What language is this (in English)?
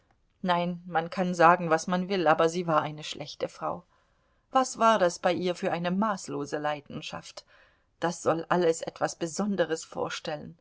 German